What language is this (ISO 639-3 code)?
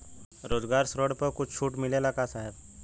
bho